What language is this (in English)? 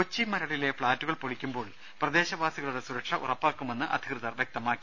Malayalam